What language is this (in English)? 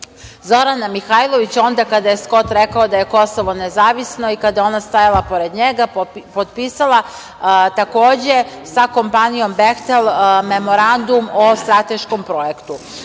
Serbian